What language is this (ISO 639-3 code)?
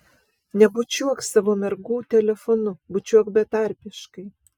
lit